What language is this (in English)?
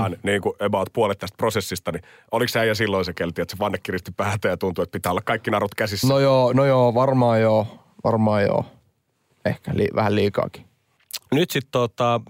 Finnish